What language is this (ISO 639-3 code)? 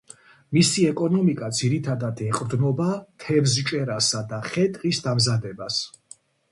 kat